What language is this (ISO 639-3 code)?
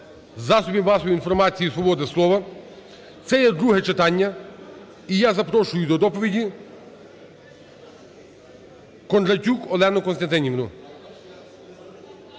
ukr